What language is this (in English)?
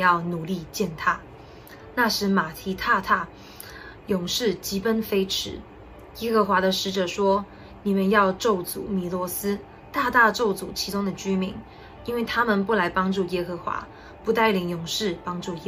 Chinese